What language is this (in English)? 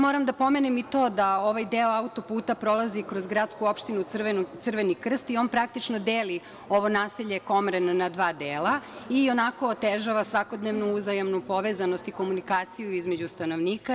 Serbian